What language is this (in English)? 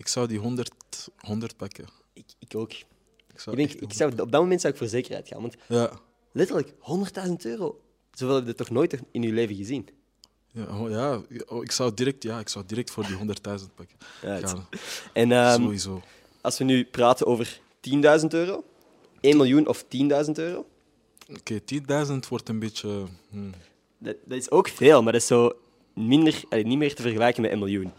Dutch